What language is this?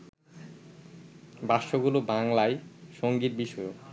Bangla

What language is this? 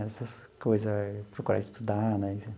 Portuguese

